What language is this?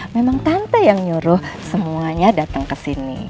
Indonesian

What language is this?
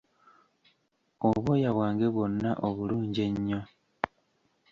Ganda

